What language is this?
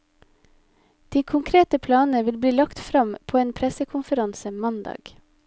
Norwegian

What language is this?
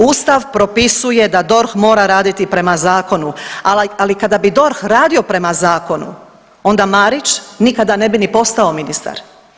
Croatian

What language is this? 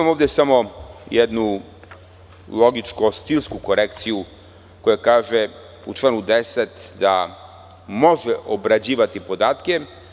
Serbian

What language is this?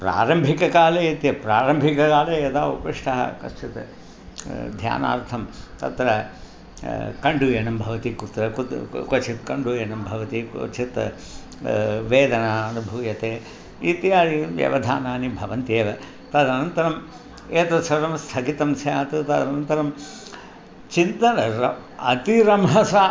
Sanskrit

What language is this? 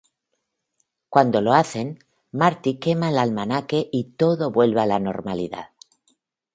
Spanish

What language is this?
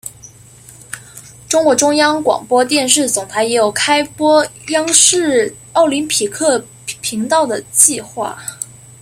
Chinese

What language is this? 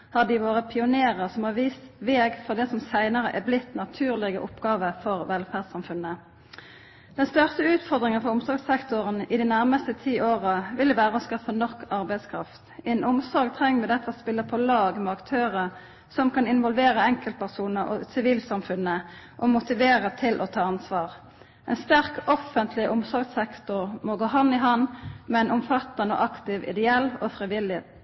Norwegian Nynorsk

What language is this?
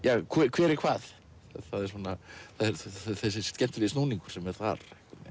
Icelandic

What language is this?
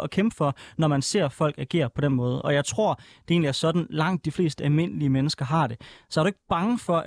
Danish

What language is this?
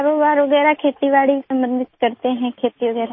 Hindi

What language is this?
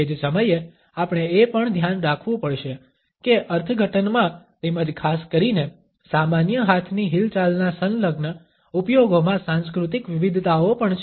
Gujarati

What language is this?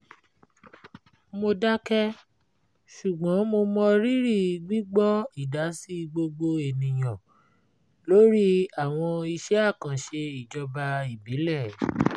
Yoruba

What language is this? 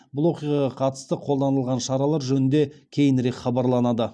Kazakh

